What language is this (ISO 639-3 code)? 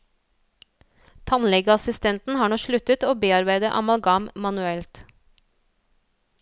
nor